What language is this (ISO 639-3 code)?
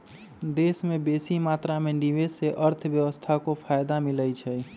mag